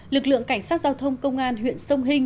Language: Vietnamese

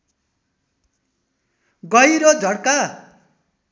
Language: Nepali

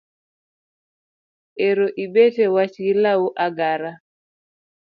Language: Luo (Kenya and Tanzania)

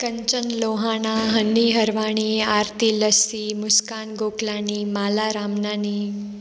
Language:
Sindhi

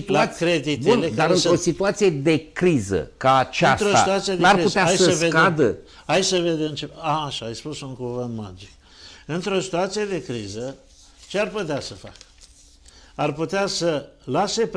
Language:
Romanian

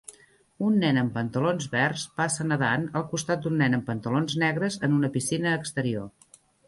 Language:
Catalan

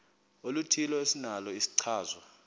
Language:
Xhosa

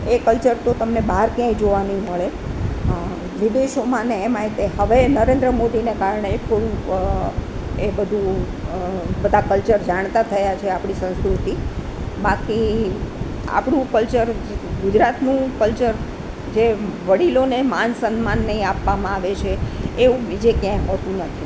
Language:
Gujarati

